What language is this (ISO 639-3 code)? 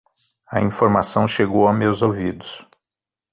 por